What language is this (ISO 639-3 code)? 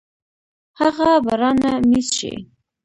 pus